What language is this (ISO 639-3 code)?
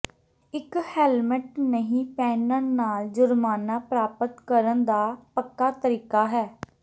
pan